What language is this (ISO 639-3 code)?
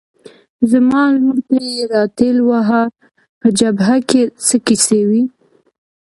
pus